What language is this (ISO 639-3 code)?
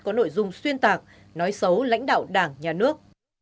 vie